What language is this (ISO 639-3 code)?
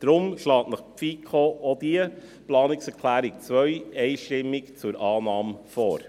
gsw